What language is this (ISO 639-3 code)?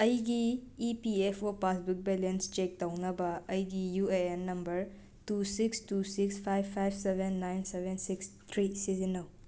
mni